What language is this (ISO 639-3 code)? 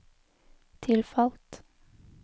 nor